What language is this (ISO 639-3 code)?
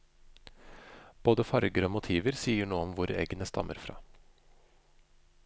nor